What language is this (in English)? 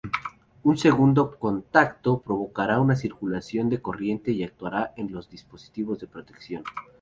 Spanish